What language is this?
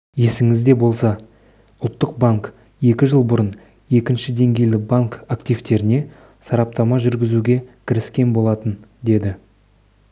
Kazakh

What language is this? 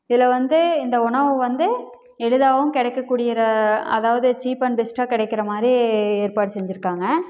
Tamil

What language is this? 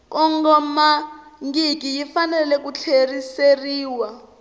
Tsonga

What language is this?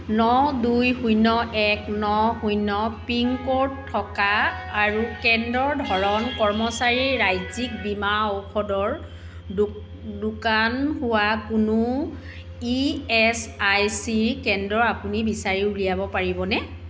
Assamese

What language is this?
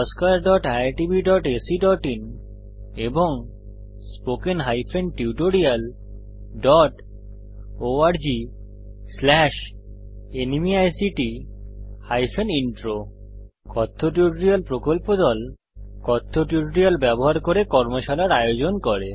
Bangla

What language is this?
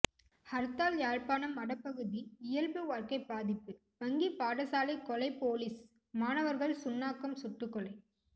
Tamil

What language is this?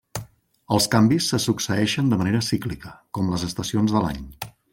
Catalan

